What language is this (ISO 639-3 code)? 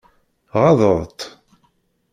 kab